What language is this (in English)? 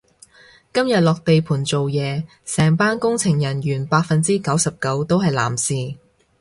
Cantonese